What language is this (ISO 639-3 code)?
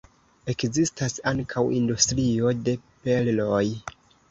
epo